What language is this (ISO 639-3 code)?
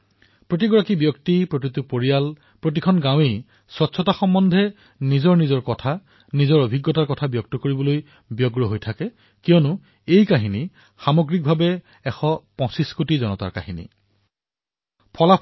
asm